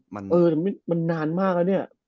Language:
Thai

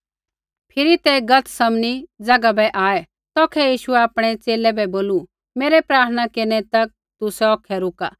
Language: Kullu Pahari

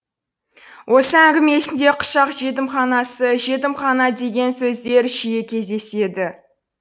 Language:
Kazakh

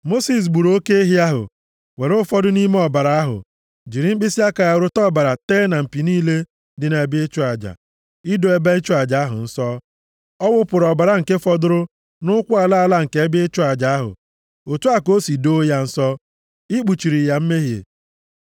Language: Igbo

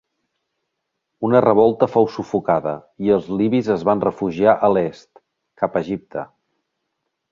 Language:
Catalan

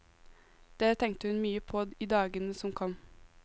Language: Norwegian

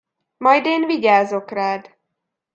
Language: Hungarian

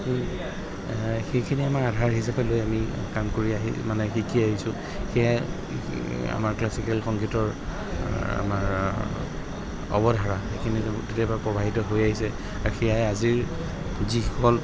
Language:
Assamese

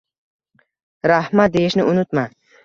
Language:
Uzbek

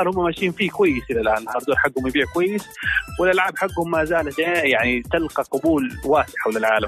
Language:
Arabic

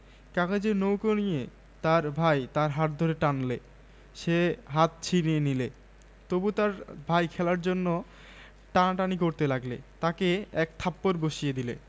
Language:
Bangla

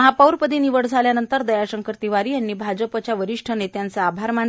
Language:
Marathi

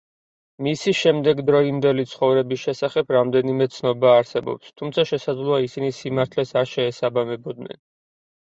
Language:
Georgian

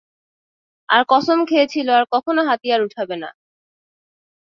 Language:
Bangla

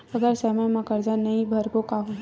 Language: Chhattisgarhi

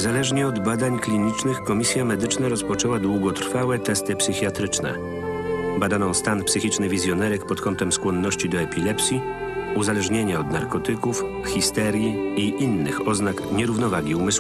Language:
Polish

